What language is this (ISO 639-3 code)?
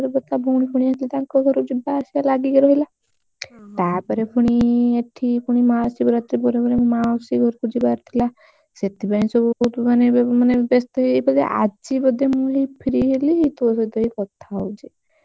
ori